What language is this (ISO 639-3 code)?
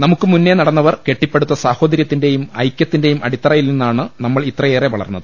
mal